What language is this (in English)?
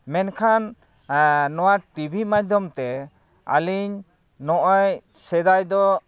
Santali